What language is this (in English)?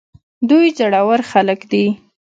Pashto